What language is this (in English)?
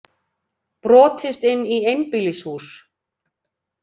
Icelandic